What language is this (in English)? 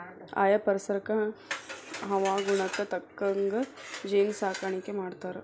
Kannada